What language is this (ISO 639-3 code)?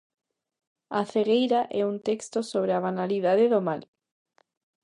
glg